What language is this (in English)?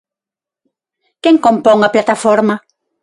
Galician